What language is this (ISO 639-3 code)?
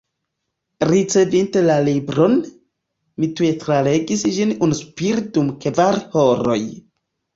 epo